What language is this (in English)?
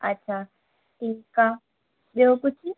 Sindhi